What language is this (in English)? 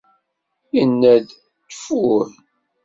Kabyle